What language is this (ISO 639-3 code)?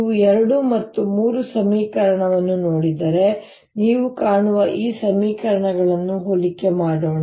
kan